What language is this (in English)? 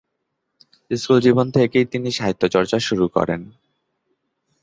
Bangla